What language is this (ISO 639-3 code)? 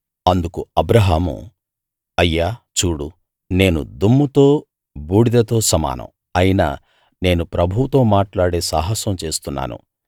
tel